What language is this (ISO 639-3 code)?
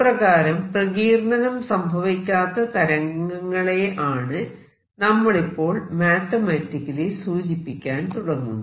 mal